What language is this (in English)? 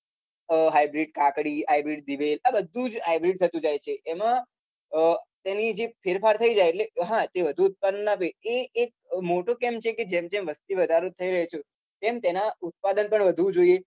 Gujarati